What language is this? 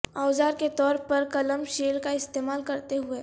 Urdu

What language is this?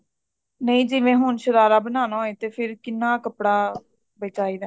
Punjabi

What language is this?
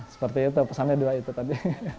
Indonesian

